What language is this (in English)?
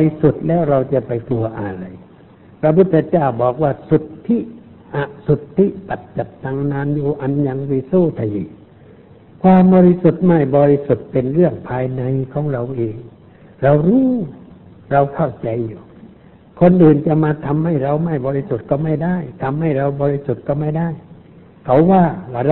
Thai